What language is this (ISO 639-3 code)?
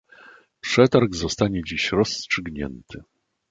pol